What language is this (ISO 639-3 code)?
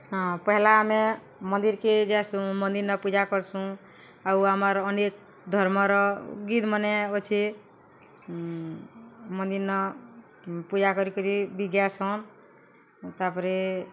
ori